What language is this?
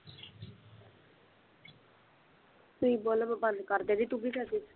Punjabi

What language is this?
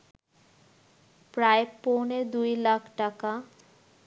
Bangla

